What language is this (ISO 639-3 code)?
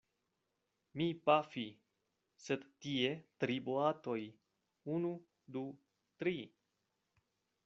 epo